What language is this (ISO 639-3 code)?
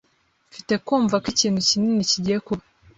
kin